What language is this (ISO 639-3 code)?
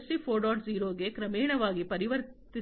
kan